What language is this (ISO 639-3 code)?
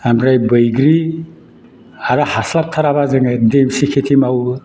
brx